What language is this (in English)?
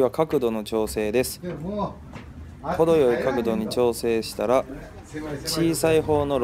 Japanese